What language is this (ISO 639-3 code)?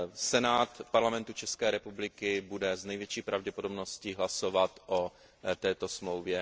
ces